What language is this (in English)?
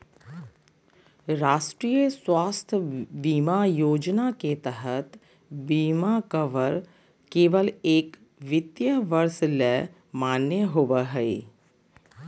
Magahi